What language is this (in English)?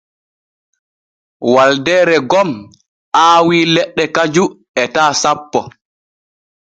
Borgu Fulfulde